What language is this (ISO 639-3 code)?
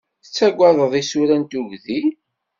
kab